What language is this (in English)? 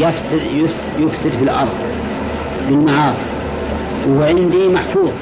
Arabic